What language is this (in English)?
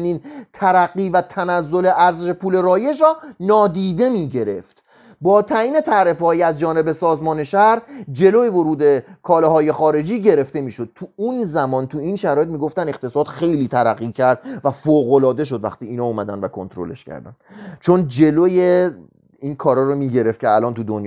Persian